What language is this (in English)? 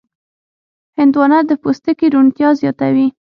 Pashto